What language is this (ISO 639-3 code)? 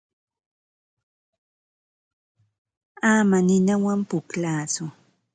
qva